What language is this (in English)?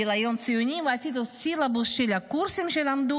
Hebrew